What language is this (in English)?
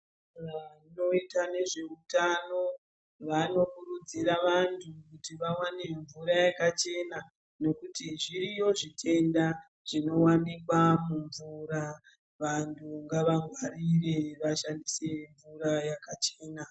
Ndau